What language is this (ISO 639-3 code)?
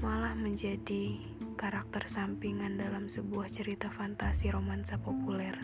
ind